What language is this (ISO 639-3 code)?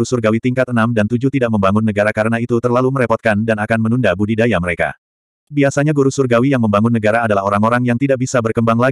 ind